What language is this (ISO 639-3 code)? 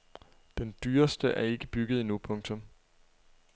dan